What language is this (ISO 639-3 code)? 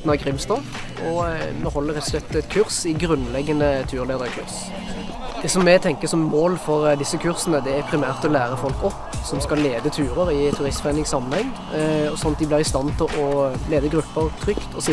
nor